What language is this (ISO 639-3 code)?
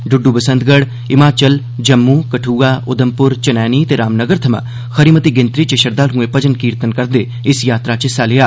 doi